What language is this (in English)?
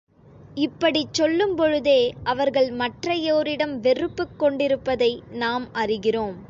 Tamil